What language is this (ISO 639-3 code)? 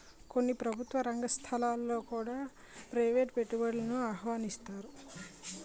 tel